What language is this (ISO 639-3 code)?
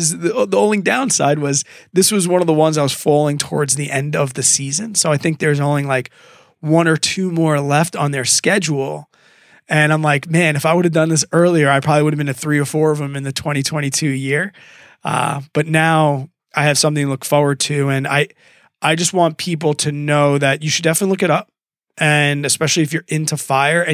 eng